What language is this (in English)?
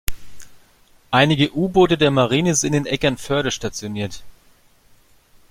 German